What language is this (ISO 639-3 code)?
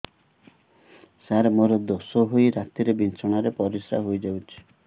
ori